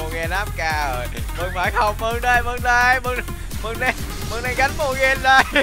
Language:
Vietnamese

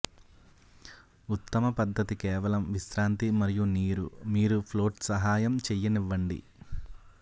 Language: Telugu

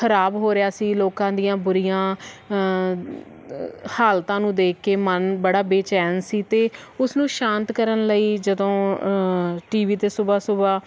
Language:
Punjabi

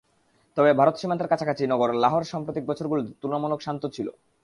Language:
Bangla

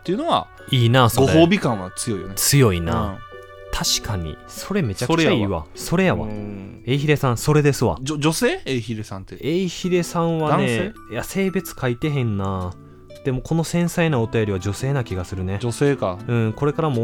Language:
Japanese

